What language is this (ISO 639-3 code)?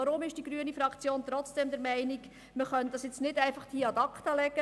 gsw